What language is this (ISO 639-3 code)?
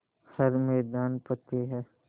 hin